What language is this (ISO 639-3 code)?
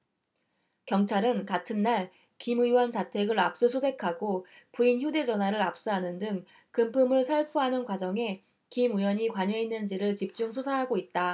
kor